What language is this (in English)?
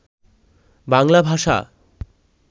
Bangla